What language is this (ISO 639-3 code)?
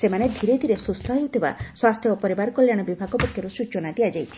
ori